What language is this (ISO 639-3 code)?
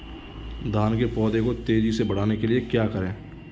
hin